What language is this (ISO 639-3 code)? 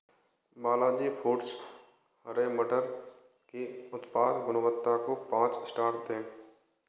hin